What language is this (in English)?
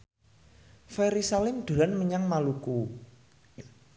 Javanese